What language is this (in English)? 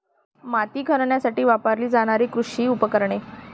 Marathi